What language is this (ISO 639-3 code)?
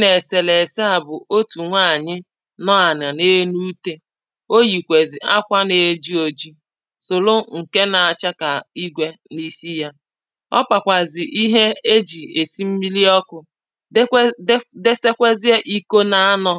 ibo